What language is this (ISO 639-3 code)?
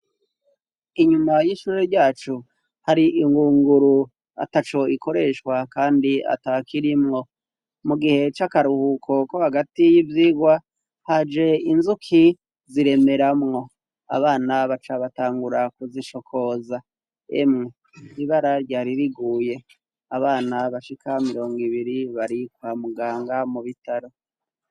run